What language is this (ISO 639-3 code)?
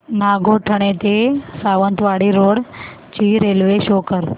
mar